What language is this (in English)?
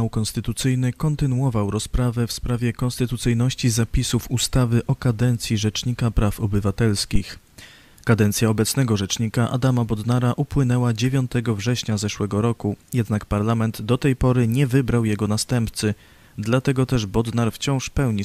Polish